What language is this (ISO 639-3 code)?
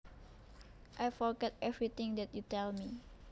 jav